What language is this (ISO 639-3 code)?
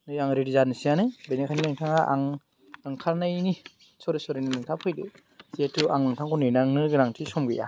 brx